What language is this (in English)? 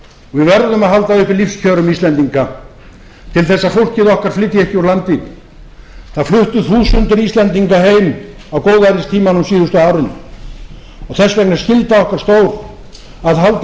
Icelandic